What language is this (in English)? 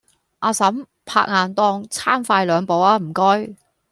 Cantonese